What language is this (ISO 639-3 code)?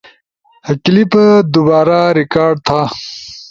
ush